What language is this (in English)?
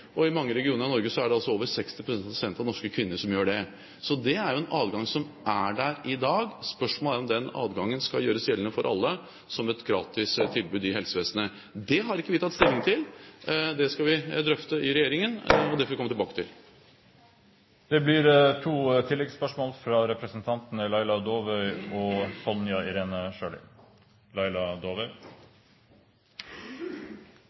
Norwegian